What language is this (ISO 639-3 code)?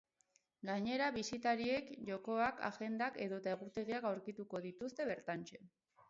eus